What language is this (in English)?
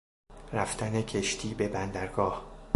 Persian